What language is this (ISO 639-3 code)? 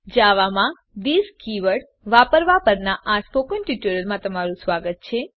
guj